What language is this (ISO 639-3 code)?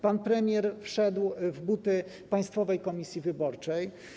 pol